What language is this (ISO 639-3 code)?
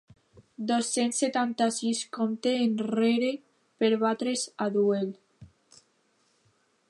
cat